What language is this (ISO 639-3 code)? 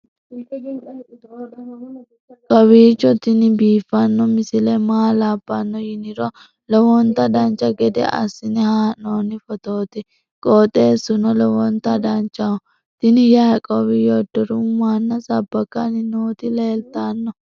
sid